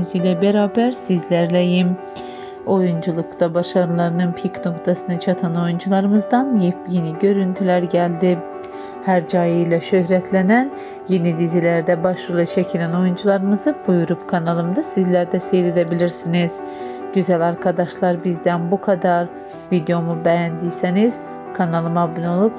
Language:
Turkish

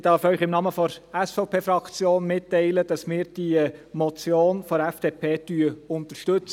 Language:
Swiss German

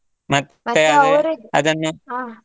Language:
Kannada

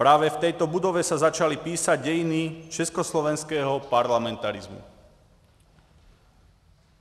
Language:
Czech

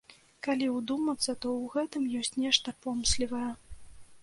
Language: Belarusian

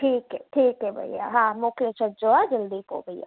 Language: Sindhi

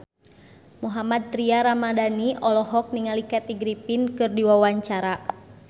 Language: Sundanese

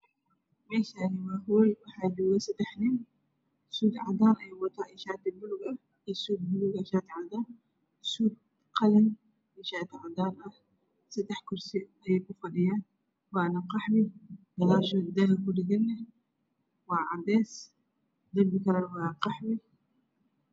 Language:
Somali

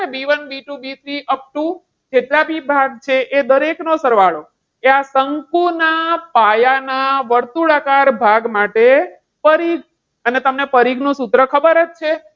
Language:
Gujarati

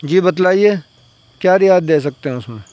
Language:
Urdu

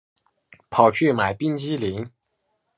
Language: Chinese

